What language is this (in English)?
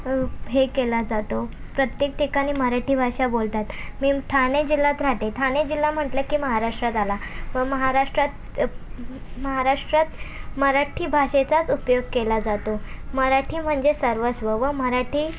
Marathi